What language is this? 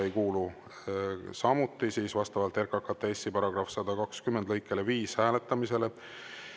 Estonian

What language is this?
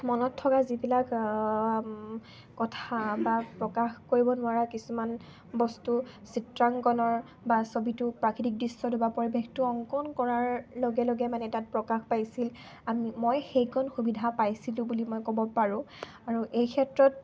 Assamese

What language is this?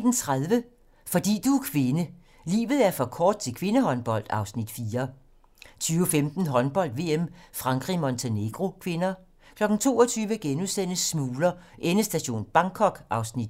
Danish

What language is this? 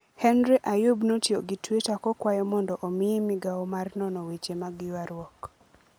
Luo (Kenya and Tanzania)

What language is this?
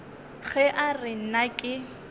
Northern Sotho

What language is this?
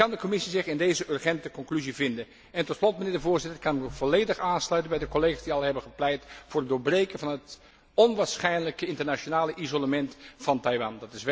Dutch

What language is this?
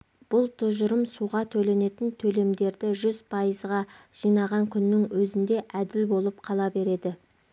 Kazakh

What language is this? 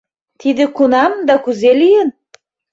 Mari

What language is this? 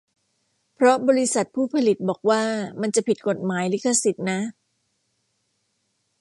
Thai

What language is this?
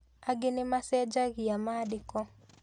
Kikuyu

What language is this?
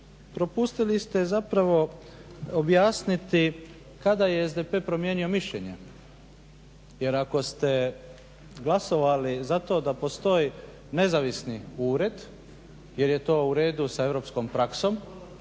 Croatian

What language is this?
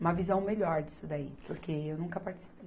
Portuguese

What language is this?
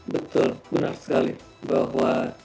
Indonesian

